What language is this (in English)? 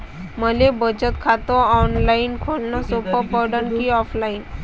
Marathi